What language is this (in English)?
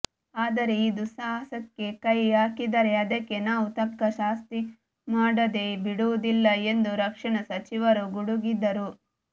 Kannada